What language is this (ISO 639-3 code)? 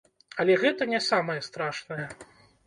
bel